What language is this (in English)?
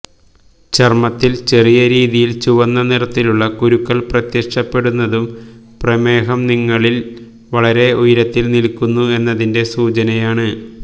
Malayalam